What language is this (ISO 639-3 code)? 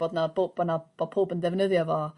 cym